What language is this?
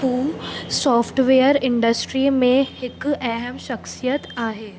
Sindhi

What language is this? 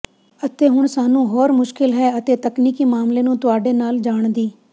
Punjabi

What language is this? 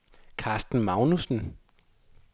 Danish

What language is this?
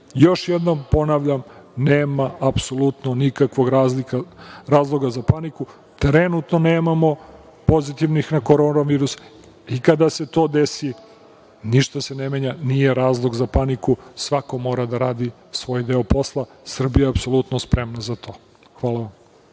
Serbian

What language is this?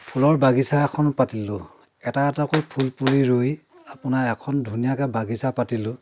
Assamese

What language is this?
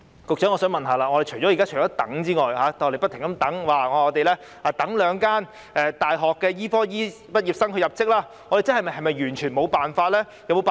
Cantonese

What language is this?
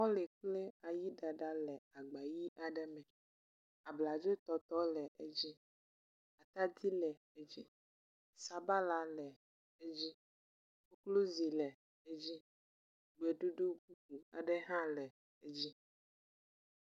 Ewe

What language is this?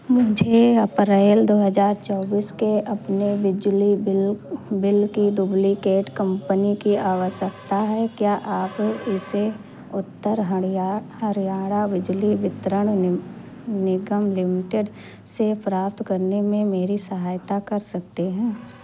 Hindi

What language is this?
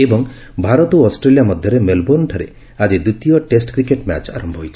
Odia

